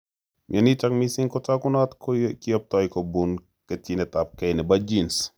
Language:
Kalenjin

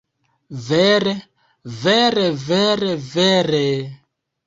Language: Esperanto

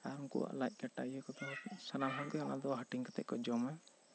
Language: Santali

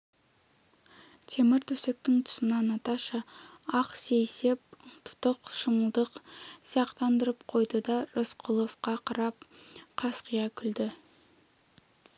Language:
Kazakh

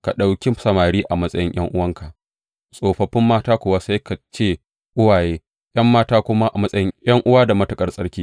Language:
Hausa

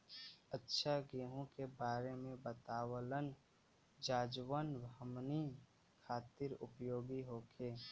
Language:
Bhojpuri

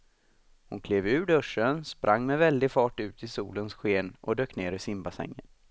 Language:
Swedish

